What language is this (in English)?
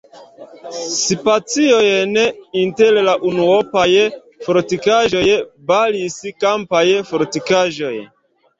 Esperanto